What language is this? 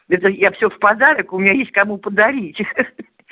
Russian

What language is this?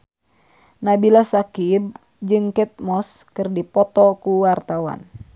Sundanese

